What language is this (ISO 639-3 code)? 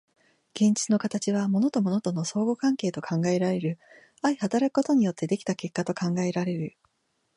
jpn